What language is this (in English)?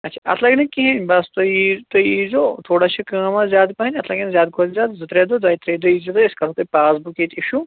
Kashmiri